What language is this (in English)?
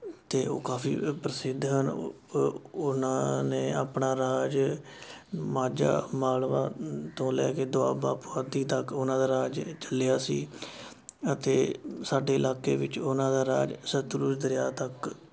Punjabi